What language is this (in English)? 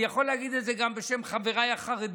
Hebrew